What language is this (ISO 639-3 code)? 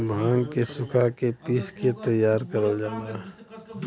bho